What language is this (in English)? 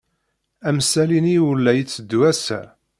Kabyle